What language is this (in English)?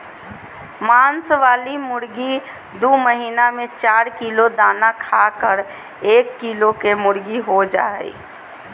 Magahi